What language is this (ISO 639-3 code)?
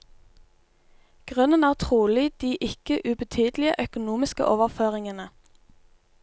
nor